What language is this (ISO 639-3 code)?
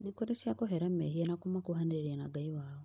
kik